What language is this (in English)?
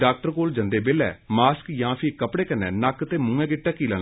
Dogri